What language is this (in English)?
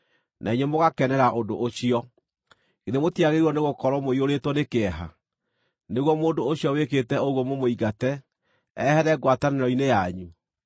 Kikuyu